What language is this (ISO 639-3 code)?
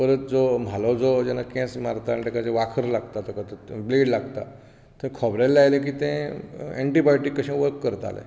kok